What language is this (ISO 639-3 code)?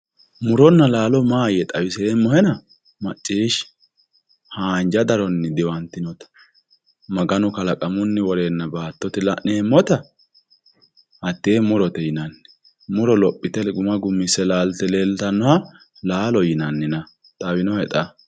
sid